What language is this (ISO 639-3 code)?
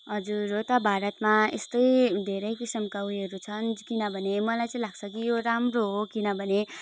nep